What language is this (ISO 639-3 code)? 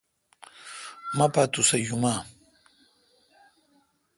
xka